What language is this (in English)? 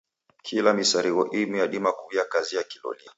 Taita